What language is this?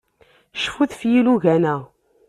Kabyle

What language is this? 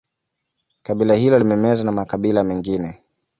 Swahili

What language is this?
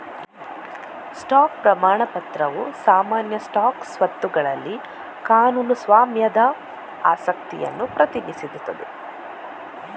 Kannada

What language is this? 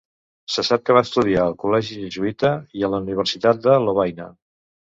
Catalan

